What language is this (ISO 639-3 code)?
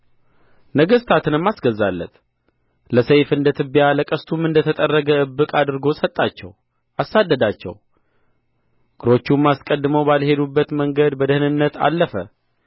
amh